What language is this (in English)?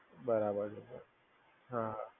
Gujarati